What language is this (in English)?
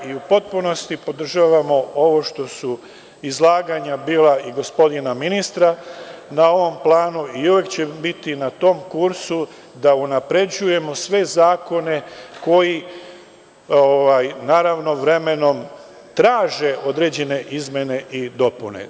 Serbian